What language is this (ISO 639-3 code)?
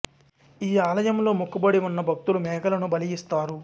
tel